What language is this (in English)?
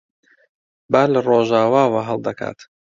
Central Kurdish